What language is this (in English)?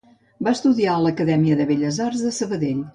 Catalan